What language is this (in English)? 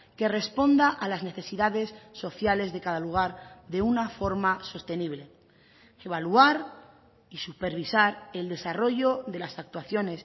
Spanish